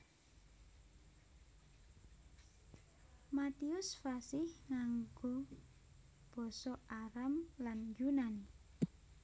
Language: Javanese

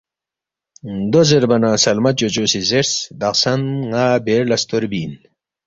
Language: Balti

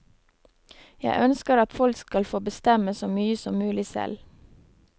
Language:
Norwegian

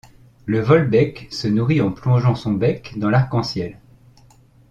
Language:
French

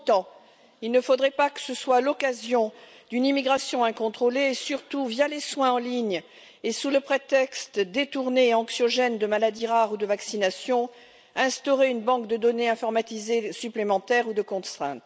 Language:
French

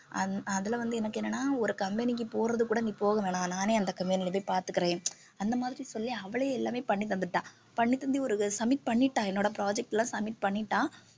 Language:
Tamil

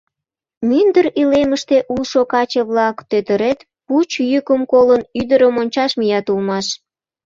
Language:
Mari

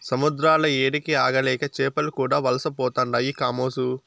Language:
Telugu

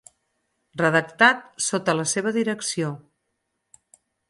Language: Catalan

